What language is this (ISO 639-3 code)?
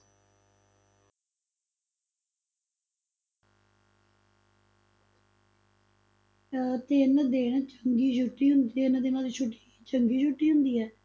pan